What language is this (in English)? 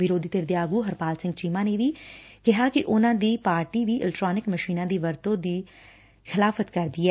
Punjabi